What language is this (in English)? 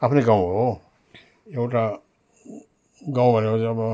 Nepali